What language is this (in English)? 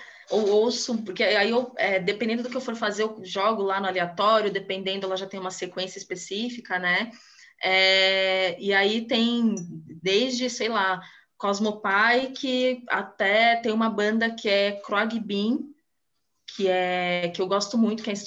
Portuguese